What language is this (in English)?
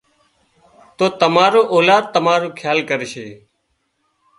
Wadiyara Koli